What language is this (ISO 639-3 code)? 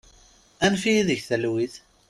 kab